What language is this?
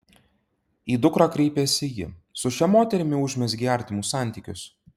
Lithuanian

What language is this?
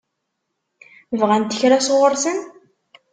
Kabyle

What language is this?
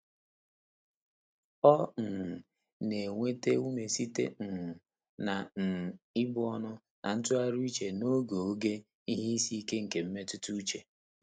Igbo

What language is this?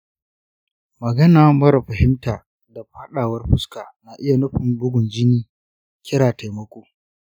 Hausa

